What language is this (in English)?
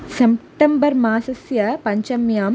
Sanskrit